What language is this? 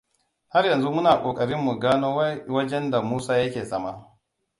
Hausa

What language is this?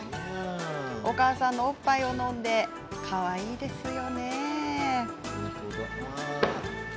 Japanese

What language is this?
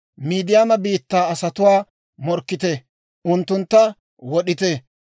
Dawro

